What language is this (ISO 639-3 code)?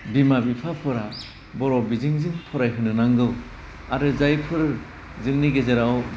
brx